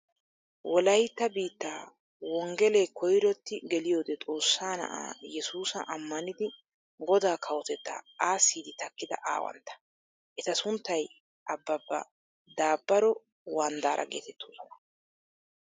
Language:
Wolaytta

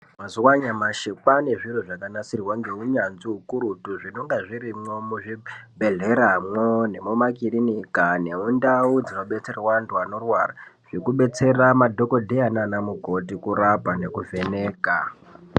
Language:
Ndau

